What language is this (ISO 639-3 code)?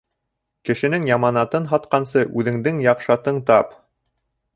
bak